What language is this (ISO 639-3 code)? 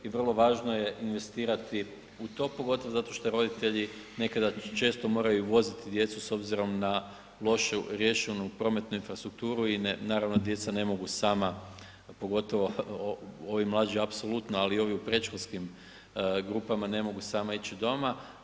hrv